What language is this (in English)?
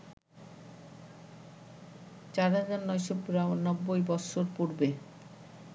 Bangla